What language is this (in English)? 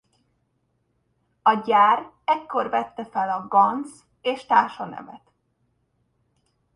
Hungarian